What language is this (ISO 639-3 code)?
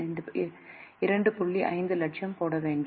tam